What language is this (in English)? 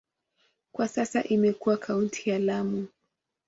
Swahili